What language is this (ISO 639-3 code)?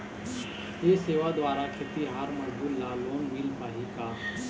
hne